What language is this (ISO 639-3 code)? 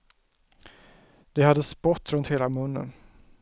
swe